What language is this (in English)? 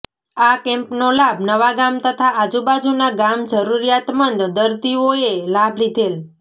Gujarati